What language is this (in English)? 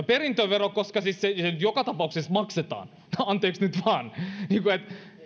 Finnish